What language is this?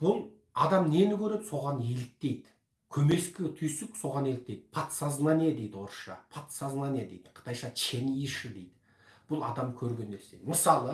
Turkish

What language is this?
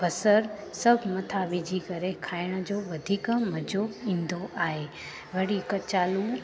Sindhi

